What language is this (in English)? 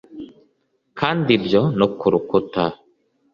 Kinyarwanda